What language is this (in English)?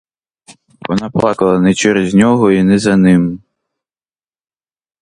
Ukrainian